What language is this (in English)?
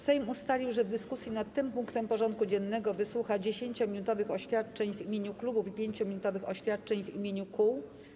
Polish